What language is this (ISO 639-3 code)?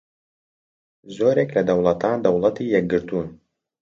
ckb